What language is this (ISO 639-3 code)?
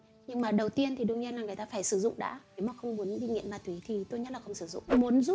vie